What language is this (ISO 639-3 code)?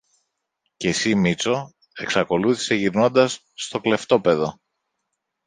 ell